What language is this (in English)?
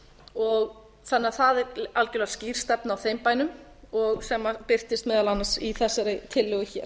Icelandic